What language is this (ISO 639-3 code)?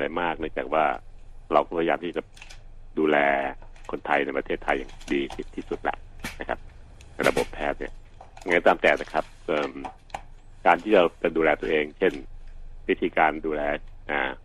tha